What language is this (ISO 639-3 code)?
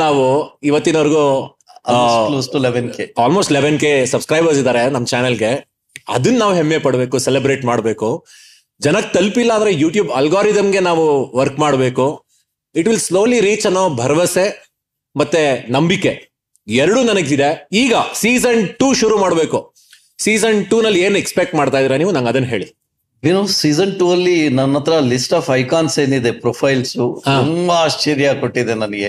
kan